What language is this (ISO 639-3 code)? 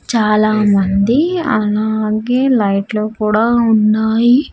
tel